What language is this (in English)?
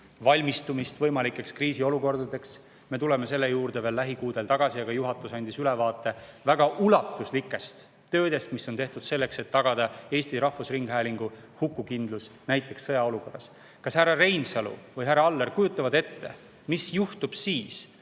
Estonian